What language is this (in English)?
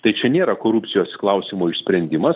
Lithuanian